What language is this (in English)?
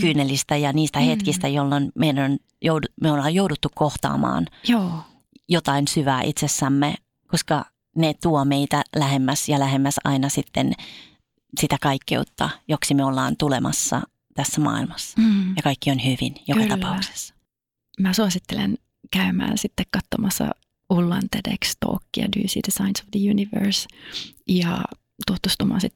Finnish